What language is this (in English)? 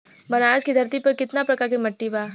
Bhojpuri